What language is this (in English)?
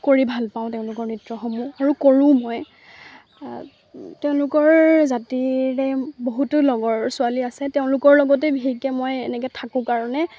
Assamese